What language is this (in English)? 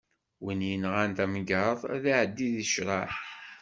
Kabyle